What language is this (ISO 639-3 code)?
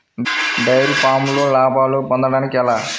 tel